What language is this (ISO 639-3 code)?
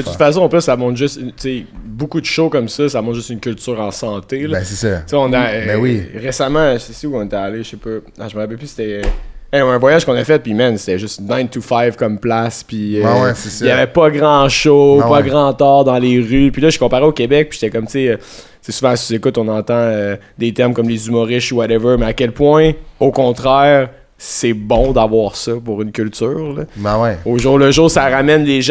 fra